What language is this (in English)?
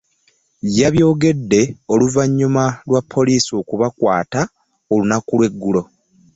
Ganda